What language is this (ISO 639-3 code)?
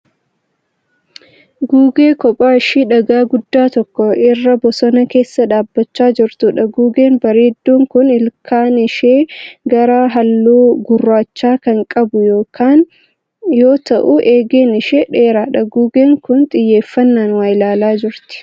orm